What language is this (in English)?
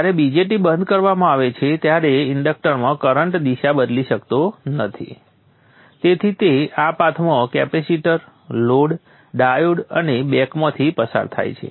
Gujarati